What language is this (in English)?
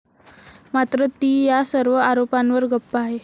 Marathi